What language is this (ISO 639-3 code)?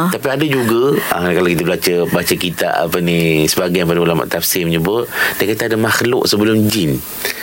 msa